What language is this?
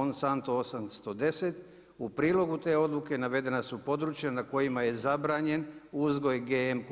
Croatian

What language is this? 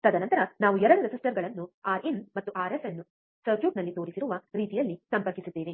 Kannada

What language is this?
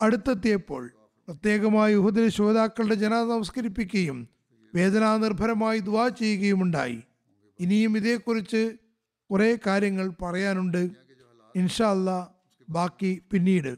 Malayalam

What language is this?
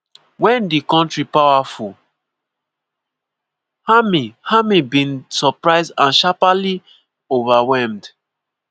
Nigerian Pidgin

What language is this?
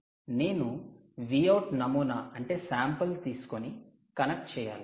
Telugu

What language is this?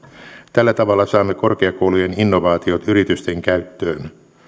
Finnish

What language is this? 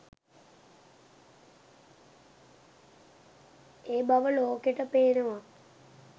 Sinhala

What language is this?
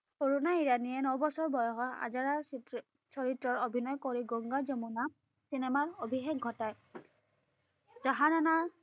Assamese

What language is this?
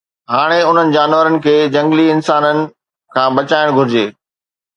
Sindhi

